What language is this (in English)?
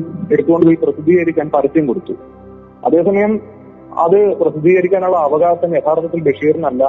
Malayalam